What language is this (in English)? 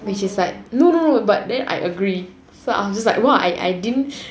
English